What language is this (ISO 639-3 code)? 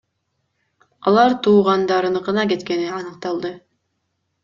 kir